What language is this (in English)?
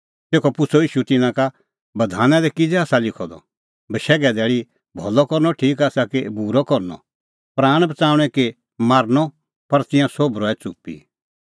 Kullu Pahari